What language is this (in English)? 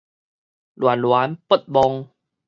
Min Nan Chinese